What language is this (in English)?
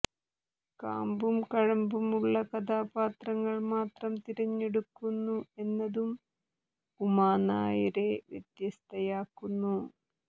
Malayalam